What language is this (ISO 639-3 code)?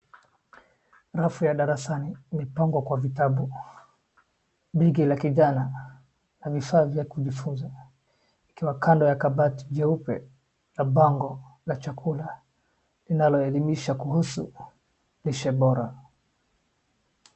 swa